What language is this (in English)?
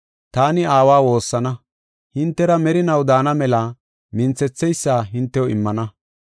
Gofa